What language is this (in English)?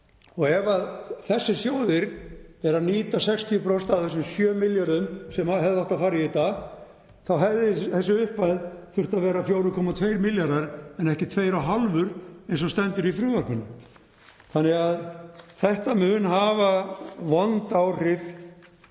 Icelandic